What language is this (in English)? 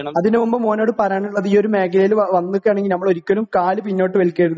Malayalam